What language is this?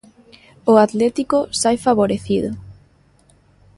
Galician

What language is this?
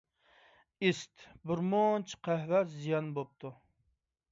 Uyghur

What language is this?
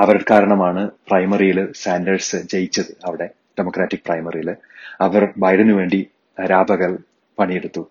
Malayalam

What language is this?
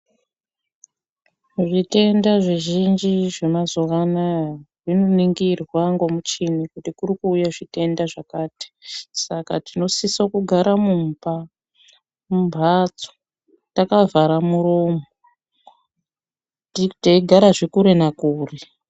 Ndau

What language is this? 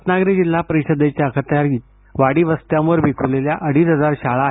Marathi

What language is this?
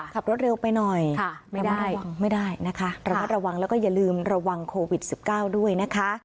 Thai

